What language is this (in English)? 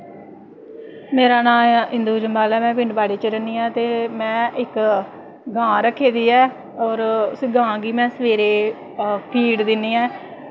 Dogri